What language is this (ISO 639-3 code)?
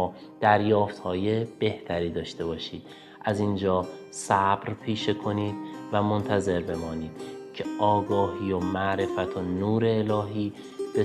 fas